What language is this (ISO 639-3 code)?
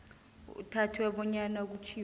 nbl